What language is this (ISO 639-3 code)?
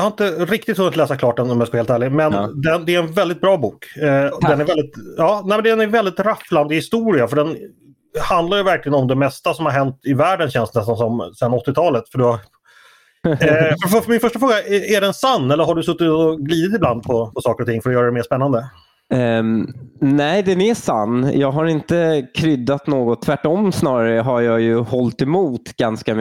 swe